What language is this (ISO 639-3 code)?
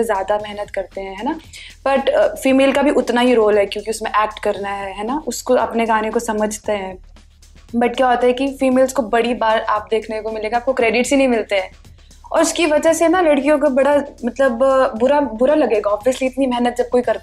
pan